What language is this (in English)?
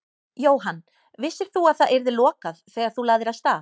Icelandic